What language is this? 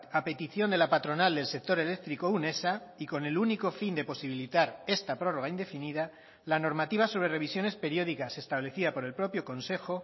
Spanish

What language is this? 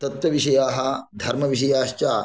Sanskrit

